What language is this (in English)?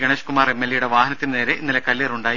Malayalam